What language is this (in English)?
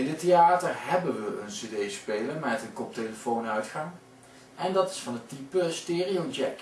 Dutch